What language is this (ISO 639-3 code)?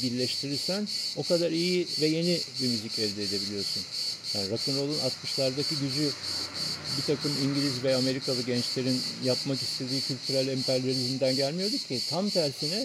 tur